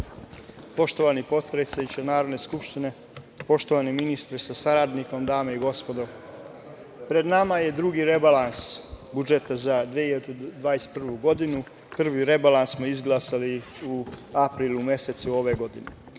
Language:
Serbian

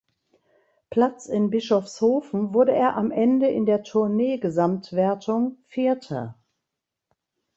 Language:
German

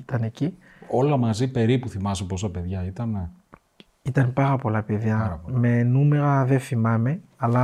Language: Greek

